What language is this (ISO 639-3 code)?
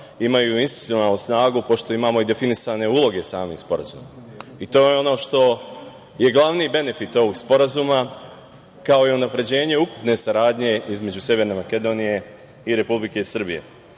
srp